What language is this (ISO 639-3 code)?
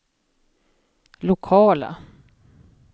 swe